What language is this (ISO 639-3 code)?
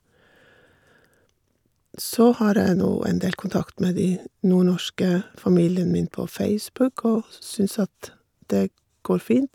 nor